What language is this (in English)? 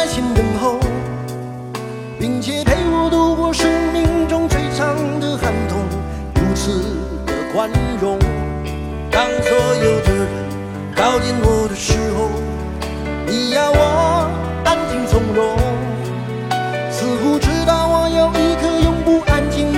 Chinese